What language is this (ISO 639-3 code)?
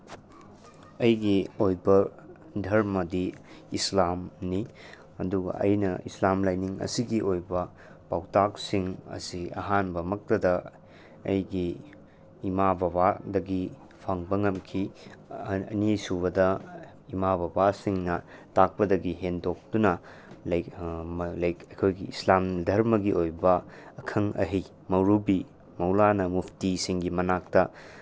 mni